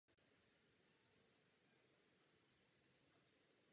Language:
Czech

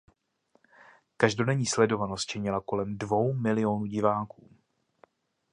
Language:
Czech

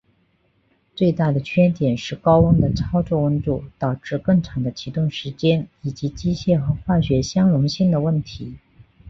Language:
Chinese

